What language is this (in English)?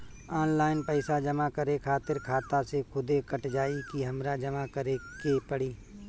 Bhojpuri